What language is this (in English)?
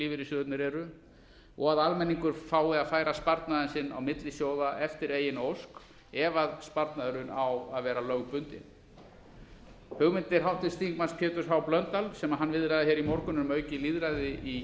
Icelandic